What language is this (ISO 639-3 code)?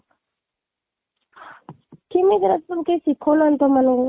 ori